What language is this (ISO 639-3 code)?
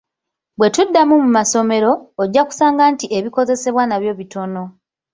lug